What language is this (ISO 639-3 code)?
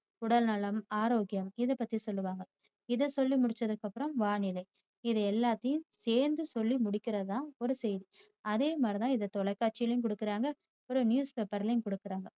tam